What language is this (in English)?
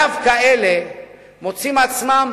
Hebrew